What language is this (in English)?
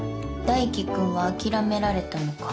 Japanese